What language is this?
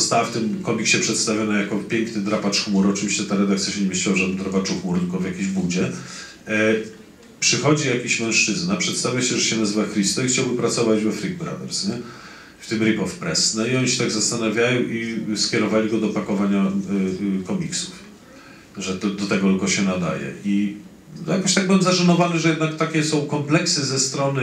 Polish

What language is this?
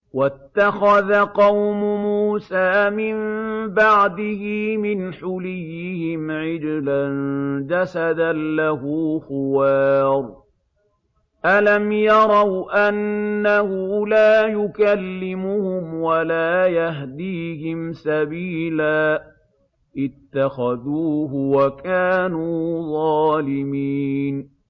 Arabic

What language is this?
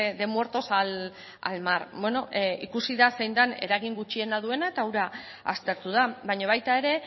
Basque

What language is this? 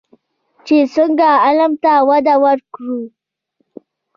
Pashto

